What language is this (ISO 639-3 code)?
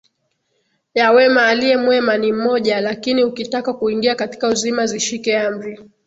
swa